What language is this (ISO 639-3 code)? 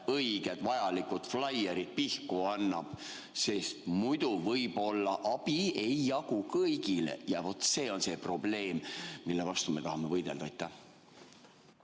est